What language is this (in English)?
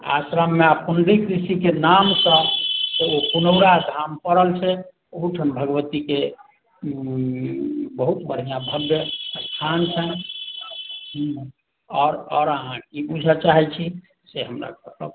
Maithili